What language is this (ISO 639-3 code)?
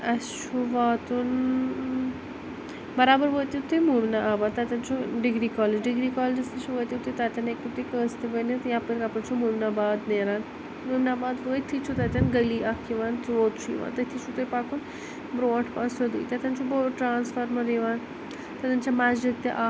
kas